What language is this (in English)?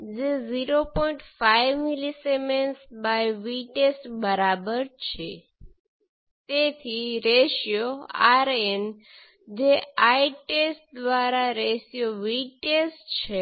Gujarati